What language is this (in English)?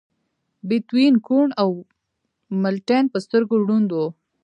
Pashto